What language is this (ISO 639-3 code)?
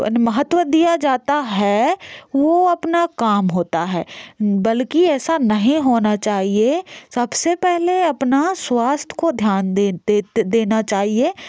hin